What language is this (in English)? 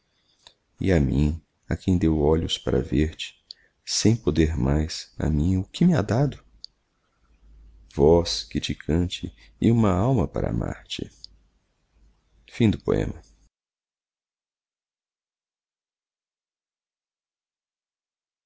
Portuguese